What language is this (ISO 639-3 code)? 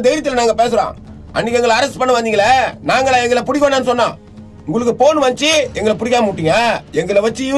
tam